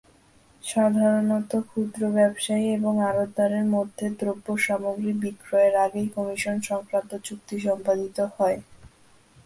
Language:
Bangla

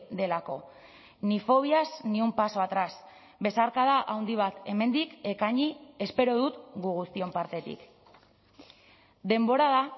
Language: Basque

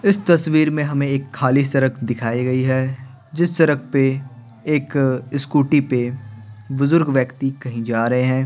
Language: Hindi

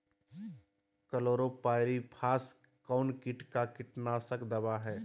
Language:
Magahi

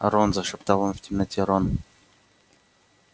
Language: Russian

